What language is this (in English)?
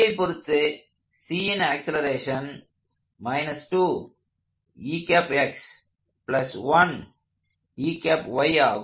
Tamil